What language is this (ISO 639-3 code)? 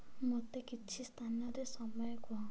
ori